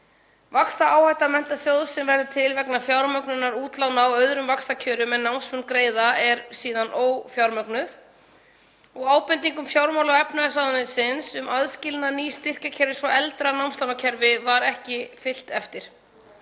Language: Icelandic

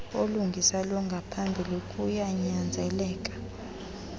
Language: Xhosa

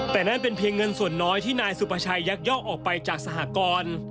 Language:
Thai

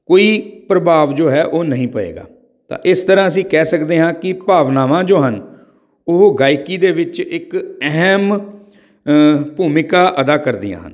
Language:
Punjabi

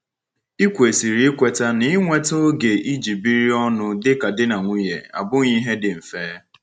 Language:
Igbo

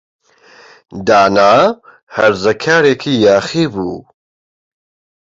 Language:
Central Kurdish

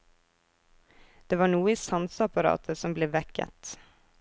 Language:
Norwegian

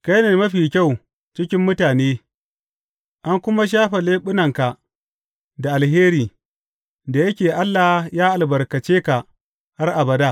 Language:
Hausa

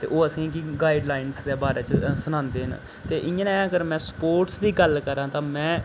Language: Dogri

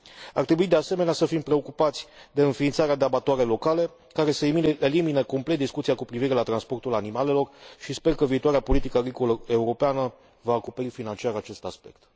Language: Romanian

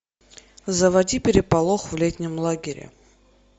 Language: Russian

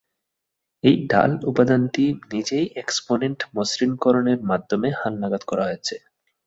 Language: Bangla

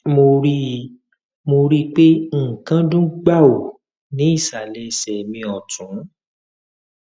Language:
Yoruba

